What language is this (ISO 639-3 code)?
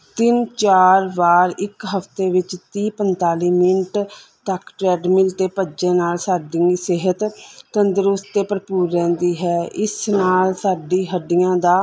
pan